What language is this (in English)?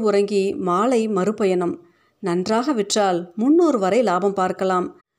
Tamil